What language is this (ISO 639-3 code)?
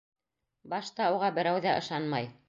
bak